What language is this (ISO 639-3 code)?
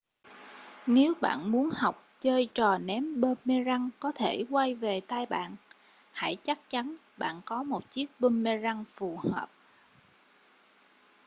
vie